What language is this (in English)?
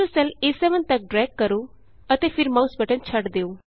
Punjabi